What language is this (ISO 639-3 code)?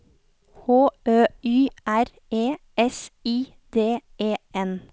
nor